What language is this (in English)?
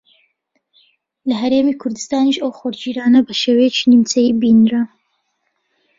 Central Kurdish